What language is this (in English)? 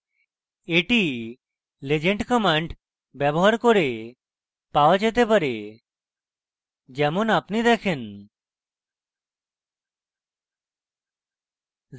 Bangla